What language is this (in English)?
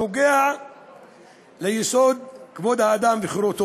Hebrew